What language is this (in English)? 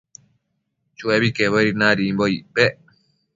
Matsés